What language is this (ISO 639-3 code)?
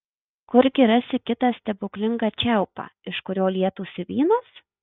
lit